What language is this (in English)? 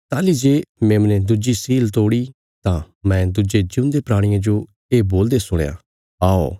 Bilaspuri